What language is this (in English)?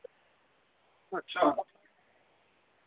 Dogri